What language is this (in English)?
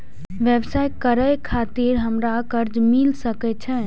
Maithili